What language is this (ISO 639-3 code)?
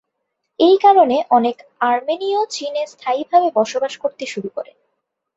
ben